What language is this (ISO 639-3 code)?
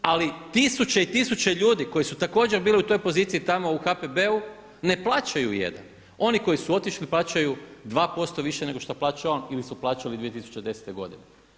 hrv